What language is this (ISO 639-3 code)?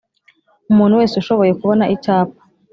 kin